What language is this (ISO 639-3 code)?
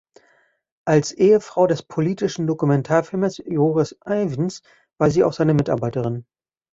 deu